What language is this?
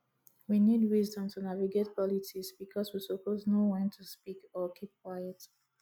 Nigerian Pidgin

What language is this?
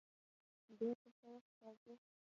Pashto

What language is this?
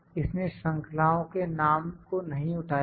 Hindi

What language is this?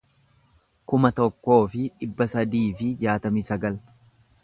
Oromo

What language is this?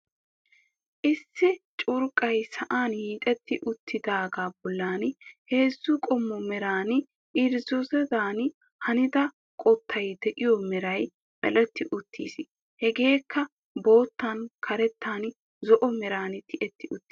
Wolaytta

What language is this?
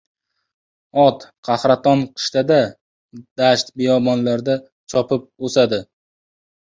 Uzbek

